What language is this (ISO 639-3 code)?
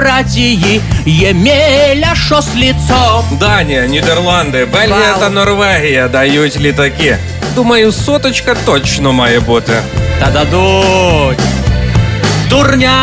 ukr